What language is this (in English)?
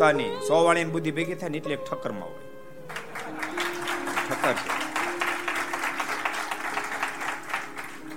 Gujarati